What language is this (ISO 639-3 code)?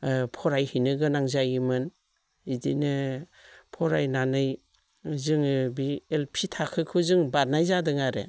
brx